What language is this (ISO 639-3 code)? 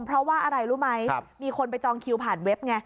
tha